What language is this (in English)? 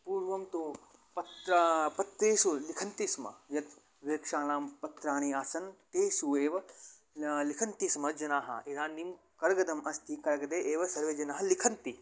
Sanskrit